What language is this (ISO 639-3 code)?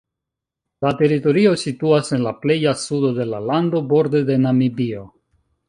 epo